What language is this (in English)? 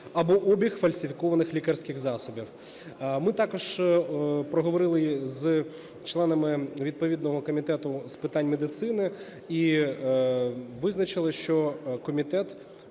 Ukrainian